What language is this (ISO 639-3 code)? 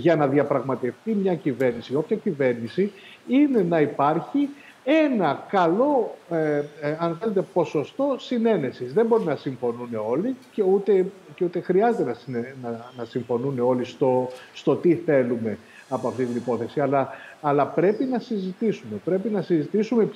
ell